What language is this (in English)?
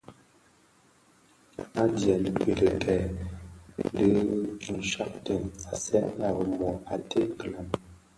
Bafia